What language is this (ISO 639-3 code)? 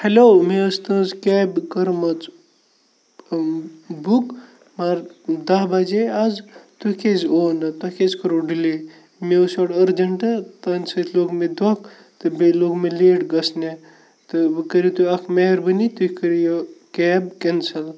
kas